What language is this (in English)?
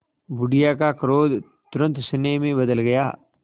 Hindi